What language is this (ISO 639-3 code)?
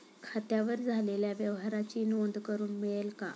mar